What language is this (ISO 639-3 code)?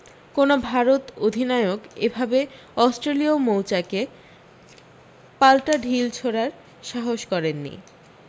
ben